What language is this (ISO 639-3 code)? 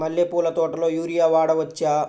tel